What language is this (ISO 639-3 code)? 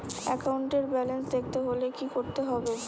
ben